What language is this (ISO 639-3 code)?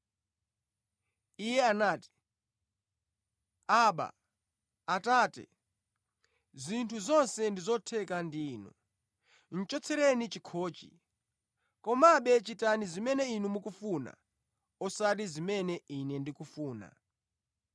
nya